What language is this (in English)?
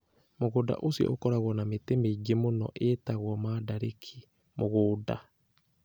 Kikuyu